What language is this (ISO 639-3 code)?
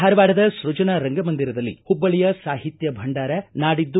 kan